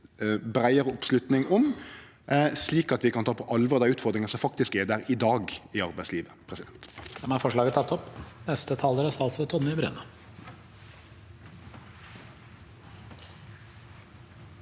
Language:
Norwegian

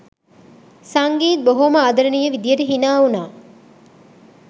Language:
Sinhala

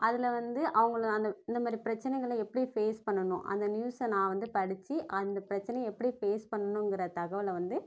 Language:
Tamil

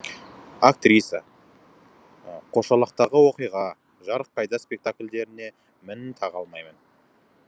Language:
Kazakh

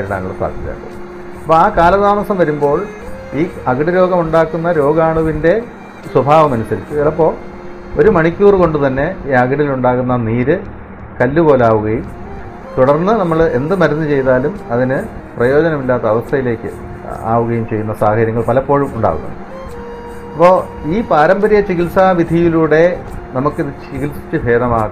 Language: Malayalam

